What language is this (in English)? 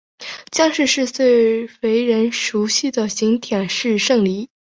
Chinese